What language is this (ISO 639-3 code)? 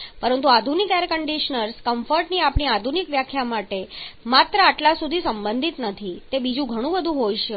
guj